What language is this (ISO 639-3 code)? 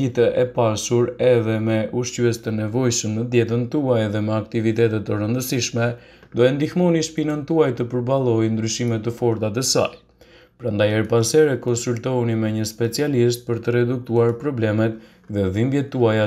ron